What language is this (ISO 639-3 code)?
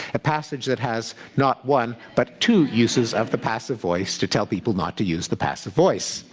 eng